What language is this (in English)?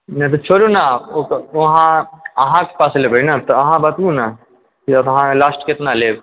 Maithili